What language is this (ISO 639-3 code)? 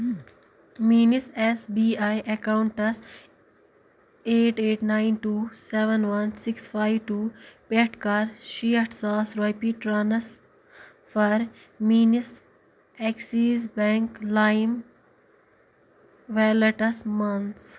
kas